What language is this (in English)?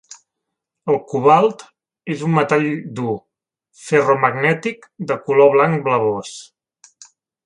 Catalan